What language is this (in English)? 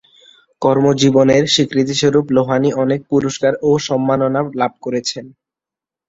Bangla